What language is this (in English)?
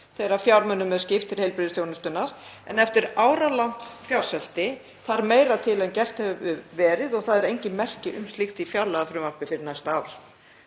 Icelandic